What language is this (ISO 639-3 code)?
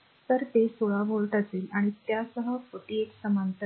mar